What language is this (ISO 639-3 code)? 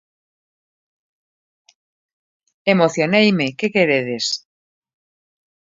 glg